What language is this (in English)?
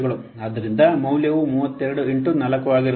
Kannada